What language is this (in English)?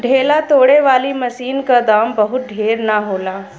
Bhojpuri